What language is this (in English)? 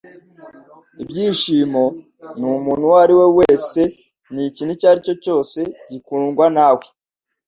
Kinyarwanda